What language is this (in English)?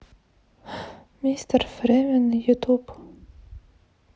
Russian